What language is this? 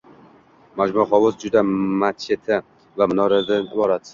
Uzbek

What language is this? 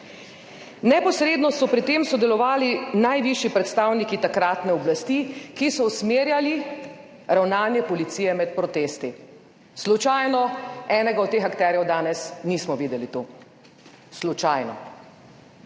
Slovenian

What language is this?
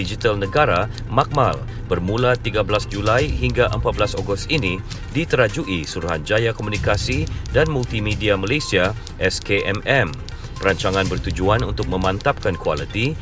Malay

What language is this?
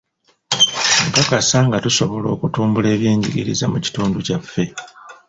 Ganda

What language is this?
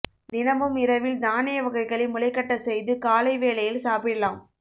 Tamil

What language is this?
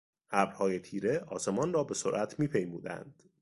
Persian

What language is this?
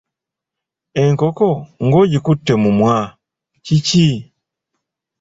Ganda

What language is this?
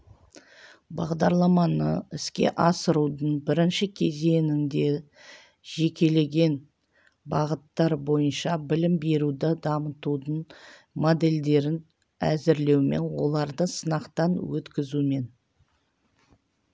Kazakh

